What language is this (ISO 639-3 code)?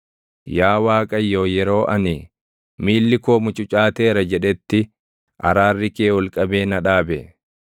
orm